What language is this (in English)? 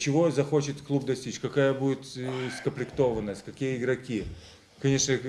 Russian